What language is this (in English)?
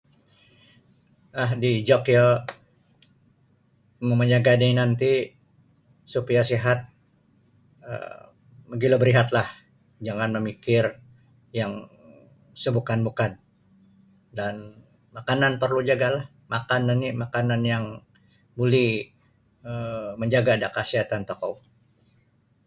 Sabah Bisaya